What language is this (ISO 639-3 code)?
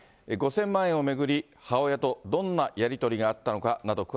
jpn